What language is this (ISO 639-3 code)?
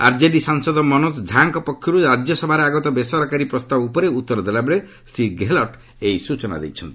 ori